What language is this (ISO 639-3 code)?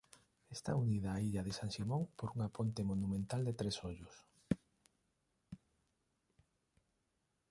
glg